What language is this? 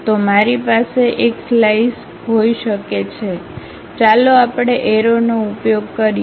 Gujarati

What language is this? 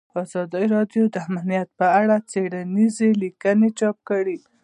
Pashto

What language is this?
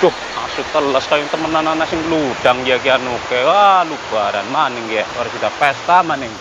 Indonesian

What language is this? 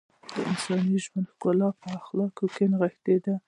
Pashto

